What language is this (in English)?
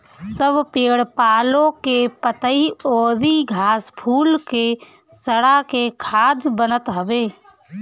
Bhojpuri